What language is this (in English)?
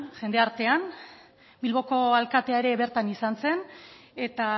Basque